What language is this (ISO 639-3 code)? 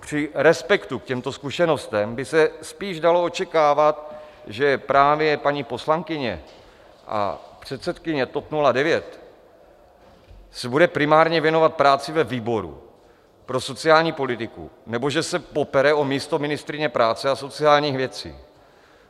ces